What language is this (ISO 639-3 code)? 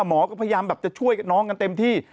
tha